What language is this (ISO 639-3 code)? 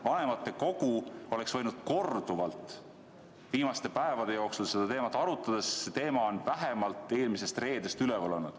est